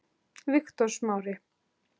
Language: Icelandic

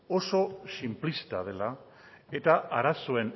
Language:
Basque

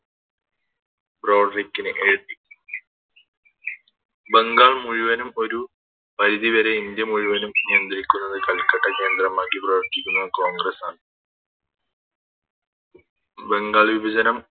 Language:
Malayalam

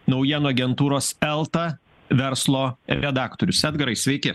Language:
Lithuanian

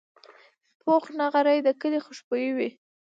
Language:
Pashto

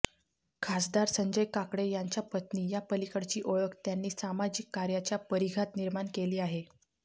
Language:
Marathi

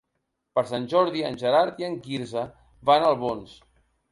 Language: Catalan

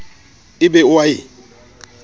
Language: Southern Sotho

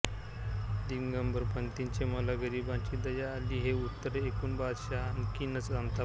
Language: Marathi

